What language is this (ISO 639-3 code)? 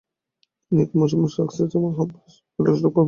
ben